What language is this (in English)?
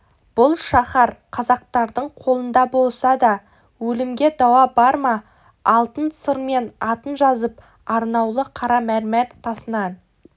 Kazakh